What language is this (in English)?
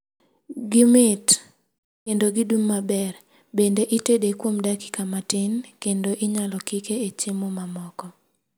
Luo (Kenya and Tanzania)